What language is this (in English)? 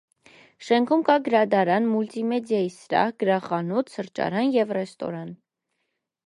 Armenian